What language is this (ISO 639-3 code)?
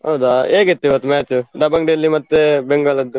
kan